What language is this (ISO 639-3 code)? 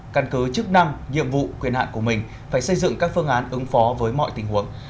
vie